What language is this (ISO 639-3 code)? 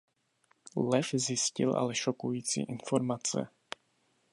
ces